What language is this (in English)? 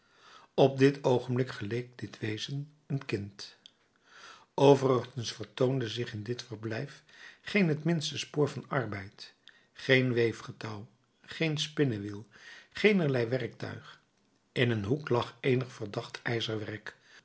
Dutch